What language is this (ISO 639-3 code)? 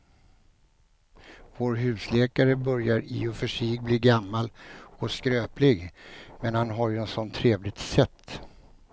swe